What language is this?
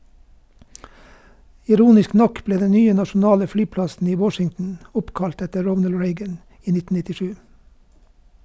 Norwegian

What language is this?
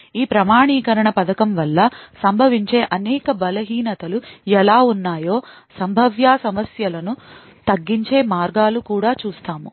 Telugu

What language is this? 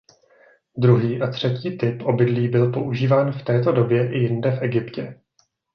Czech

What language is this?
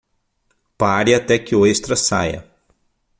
Portuguese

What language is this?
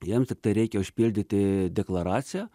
Lithuanian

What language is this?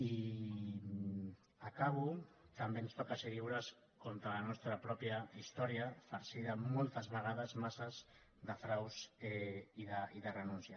Catalan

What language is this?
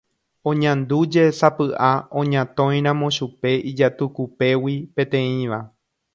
Guarani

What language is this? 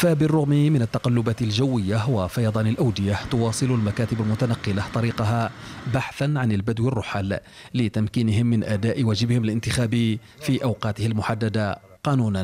Arabic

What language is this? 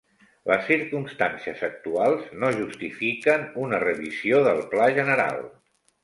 Catalan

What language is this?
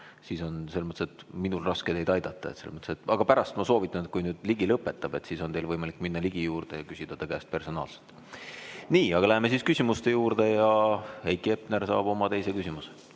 Estonian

